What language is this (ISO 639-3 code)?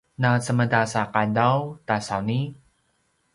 pwn